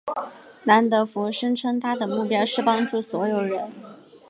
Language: Chinese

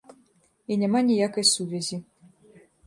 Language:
Belarusian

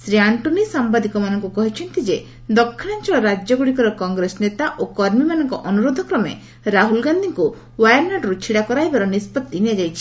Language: Odia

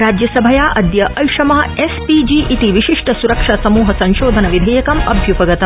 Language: Sanskrit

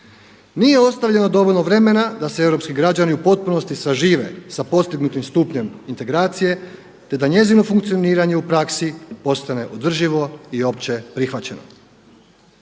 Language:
Croatian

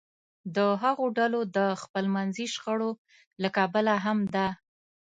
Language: Pashto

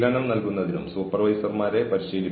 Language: Malayalam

